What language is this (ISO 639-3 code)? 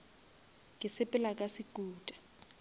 nso